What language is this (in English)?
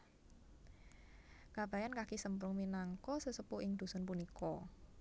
Javanese